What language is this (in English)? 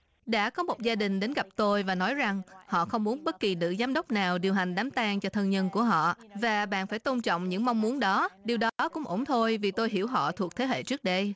Vietnamese